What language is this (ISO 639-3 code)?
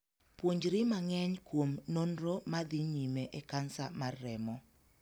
luo